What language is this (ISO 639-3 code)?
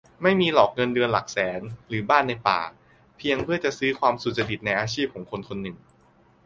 tha